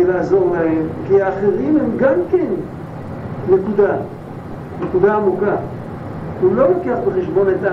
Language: Hebrew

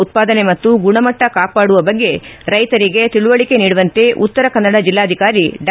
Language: Kannada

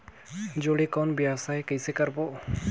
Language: Chhattisgarhi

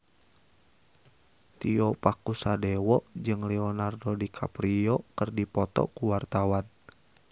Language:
Sundanese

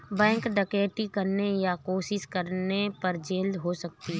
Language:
Hindi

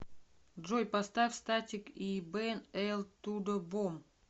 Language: Russian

